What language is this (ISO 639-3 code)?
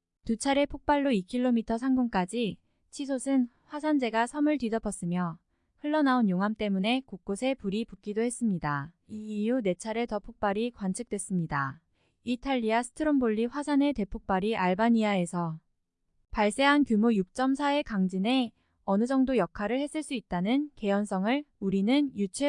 kor